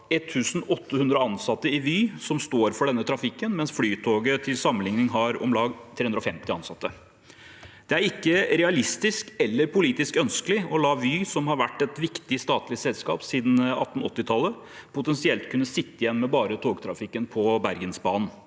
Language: Norwegian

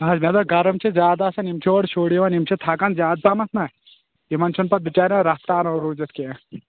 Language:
Kashmiri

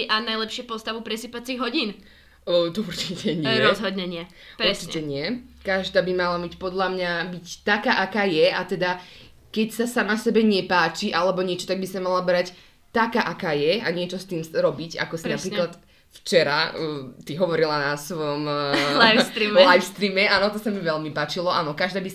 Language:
Slovak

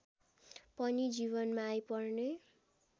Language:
Nepali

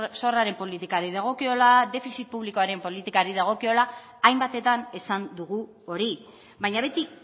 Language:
Basque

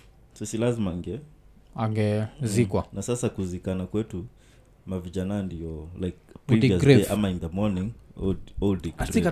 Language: Swahili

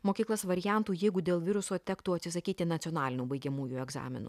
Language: Lithuanian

